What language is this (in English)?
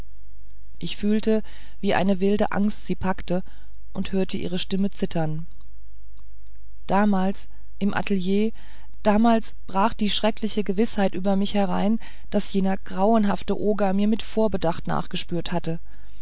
German